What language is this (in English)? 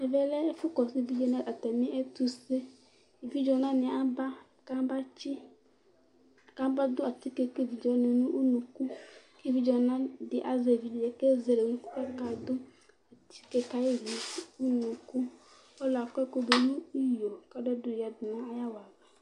Ikposo